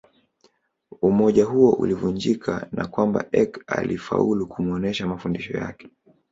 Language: Swahili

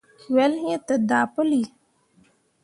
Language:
Mundang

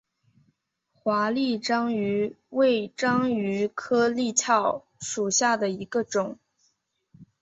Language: Chinese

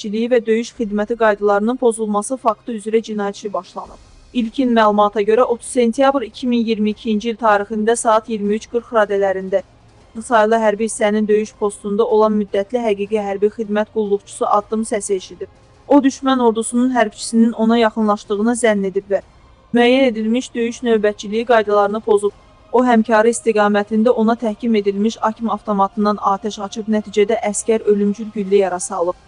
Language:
Turkish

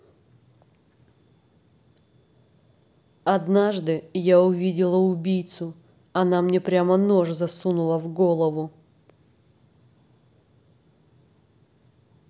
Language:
Russian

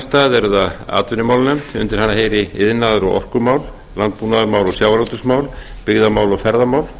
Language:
Icelandic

